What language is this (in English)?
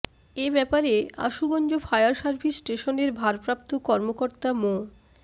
Bangla